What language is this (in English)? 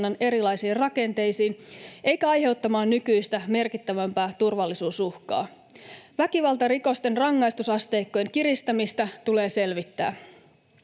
Finnish